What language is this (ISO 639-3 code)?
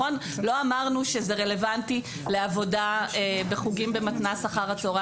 heb